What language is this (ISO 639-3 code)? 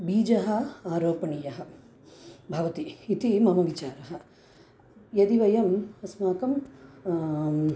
san